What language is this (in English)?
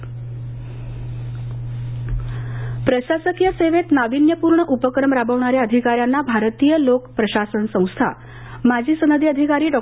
Marathi